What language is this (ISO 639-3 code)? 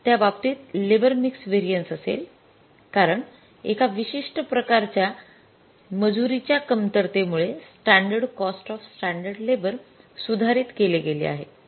mar